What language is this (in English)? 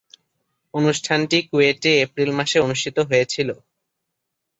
Bangla